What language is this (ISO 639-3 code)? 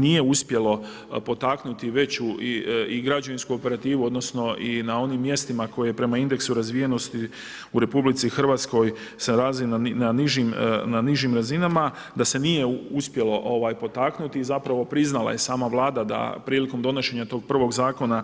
hrv